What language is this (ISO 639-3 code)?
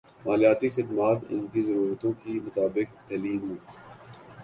urd